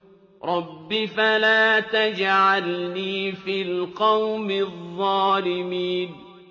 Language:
Arabic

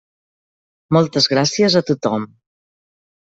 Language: Catalan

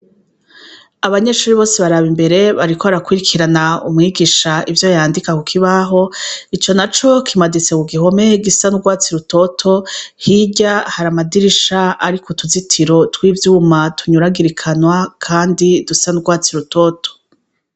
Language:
Rundi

